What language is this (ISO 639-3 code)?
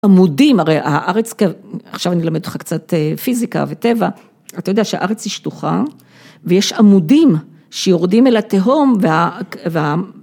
heb